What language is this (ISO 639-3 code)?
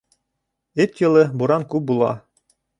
bak